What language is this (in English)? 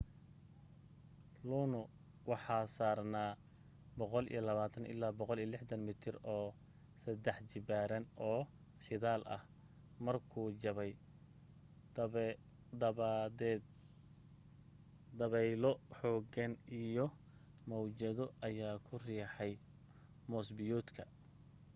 Somali